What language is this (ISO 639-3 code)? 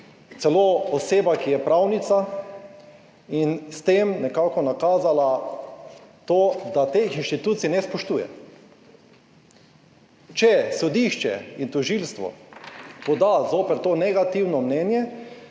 slv